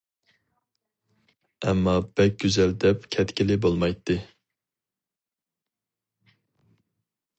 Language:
Uyghur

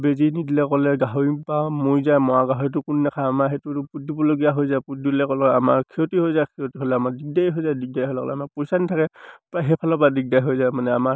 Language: Assamese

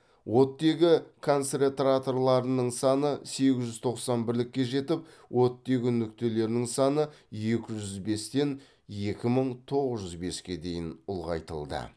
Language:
Kazakh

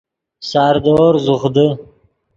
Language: Yidgha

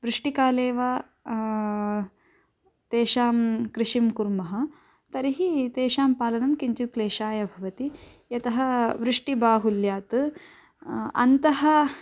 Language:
Sanskrit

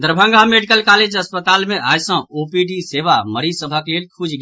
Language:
Maithili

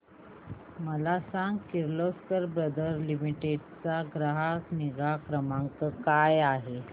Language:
Marathi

